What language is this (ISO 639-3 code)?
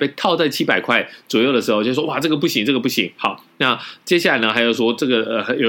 zho